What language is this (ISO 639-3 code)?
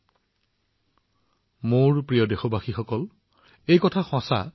asm